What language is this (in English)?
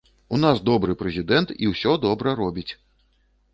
Belarusian